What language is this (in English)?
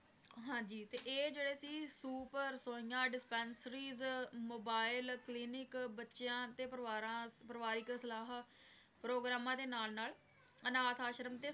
Punjabi